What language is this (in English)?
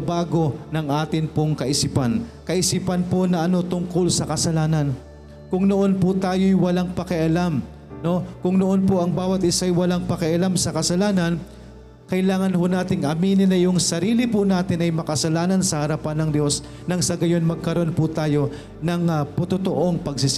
Filipino